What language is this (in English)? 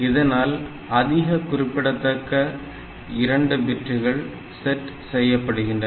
Tamil